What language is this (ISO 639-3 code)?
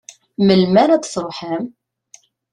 kab